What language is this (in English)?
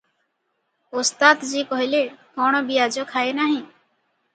Odia